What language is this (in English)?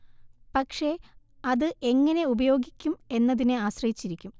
Malayalam